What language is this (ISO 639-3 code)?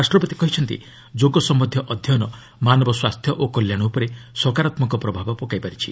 ori